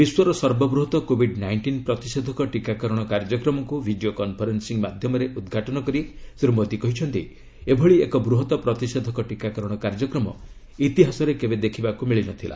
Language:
Odia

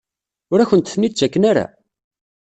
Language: Kabyle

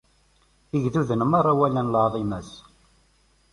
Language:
Kabyle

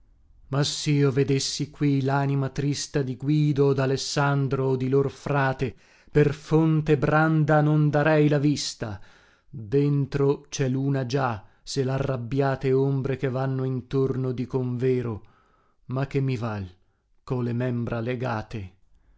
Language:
Italian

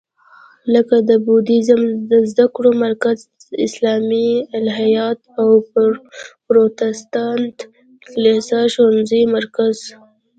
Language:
Pashto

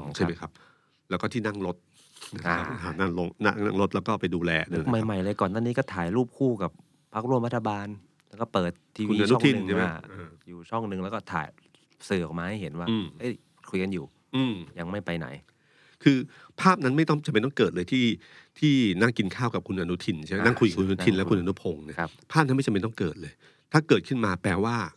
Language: Thai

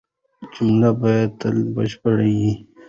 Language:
Pashto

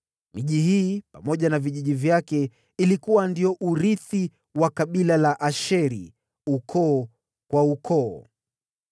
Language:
Swahili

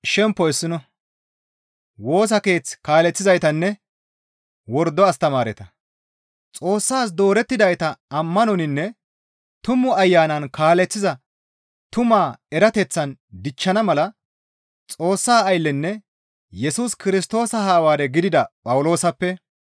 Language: Gamo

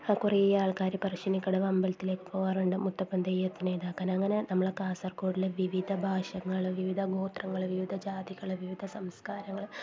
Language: Malayalam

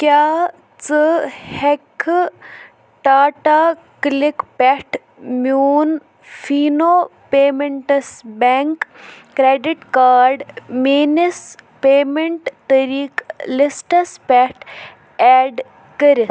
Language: Kashmiri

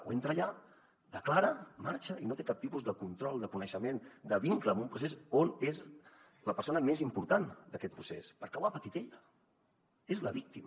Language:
Catalan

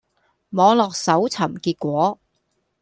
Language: Cantonese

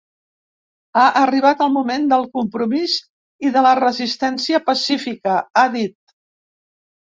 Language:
Catalan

